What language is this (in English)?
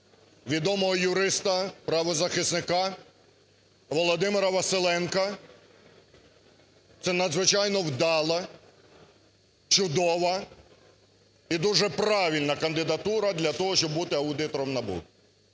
Ukrainian